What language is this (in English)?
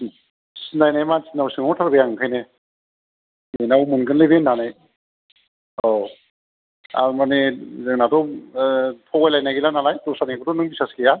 Bodo